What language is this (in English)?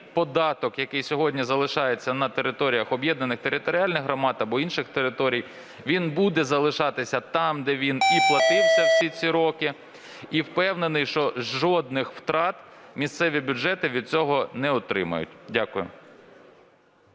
Ukrainian